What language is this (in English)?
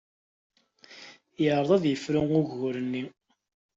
Kabyle